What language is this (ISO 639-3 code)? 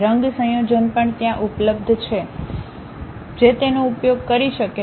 guj